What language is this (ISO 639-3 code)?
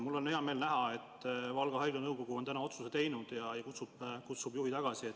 est